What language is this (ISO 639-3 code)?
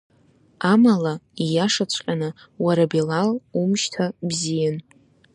abk